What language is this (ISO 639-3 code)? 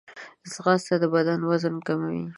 pus